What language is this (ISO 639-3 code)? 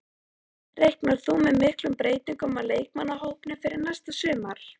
isl